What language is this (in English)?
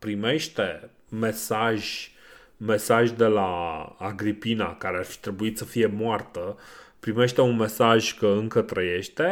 Romanian